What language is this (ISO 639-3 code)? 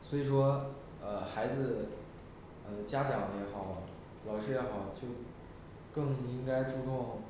zho